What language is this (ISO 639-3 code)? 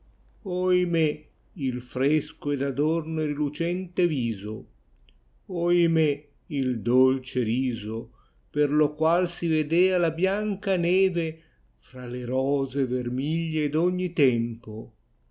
ita